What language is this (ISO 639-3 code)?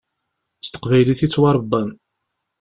kab